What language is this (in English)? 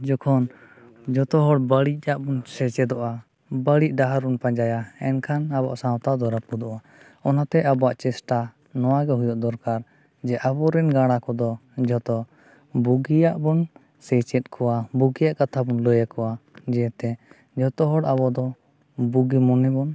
Santali